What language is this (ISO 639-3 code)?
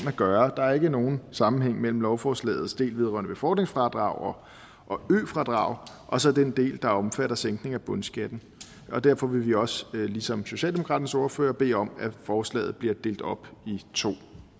dan